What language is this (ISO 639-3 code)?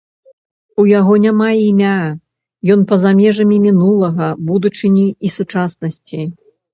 bel